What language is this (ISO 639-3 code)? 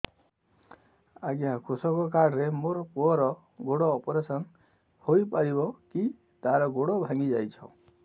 ori